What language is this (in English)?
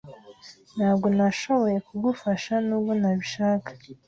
Kinyarwanda